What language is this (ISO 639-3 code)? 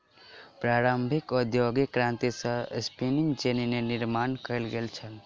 mai